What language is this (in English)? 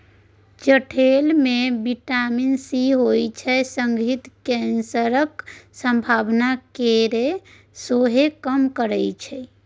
Maithili